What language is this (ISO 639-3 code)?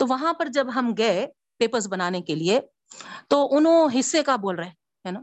urd